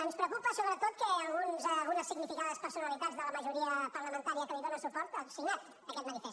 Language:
Catalan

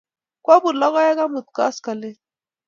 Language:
Kalenjin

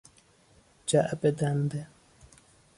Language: Persian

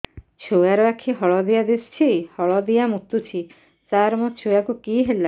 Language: Odia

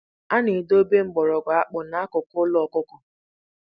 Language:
Igbo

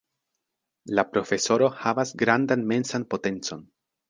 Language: Esperanto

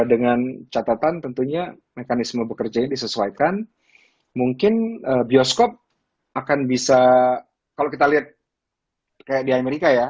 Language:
Indonesian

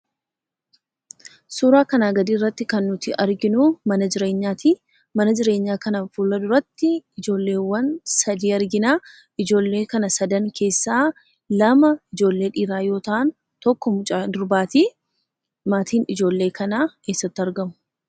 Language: Oromo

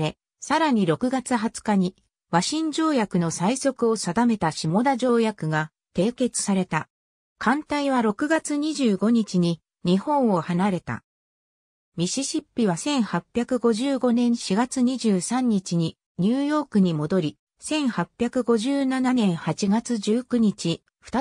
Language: Japanese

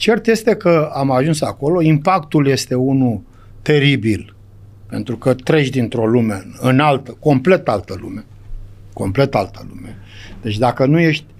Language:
Romanian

